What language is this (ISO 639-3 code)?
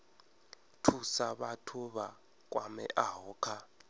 ven